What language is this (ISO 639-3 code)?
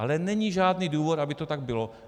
ces